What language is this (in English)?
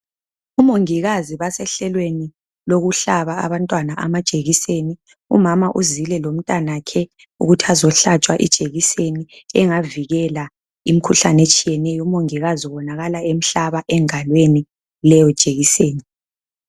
North Ndebele